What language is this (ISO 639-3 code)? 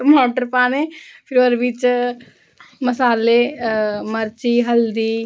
doi